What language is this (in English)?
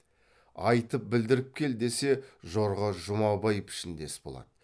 Kazakh